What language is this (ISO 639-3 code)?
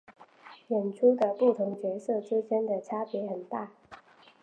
zho